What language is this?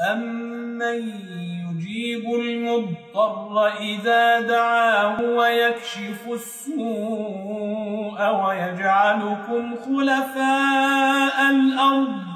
Arabic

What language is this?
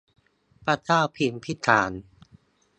Thai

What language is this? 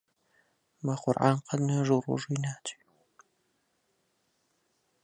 Central Kurdish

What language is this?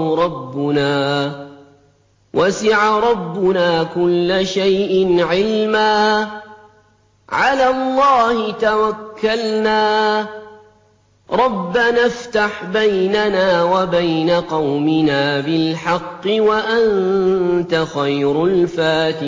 Arabic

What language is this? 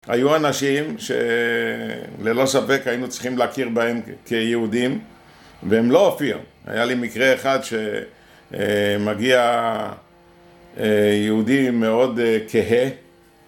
Hebrew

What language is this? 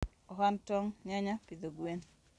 Luo (Kenya and Tanzania)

